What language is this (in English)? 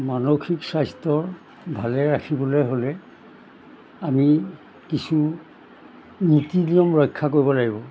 Assamese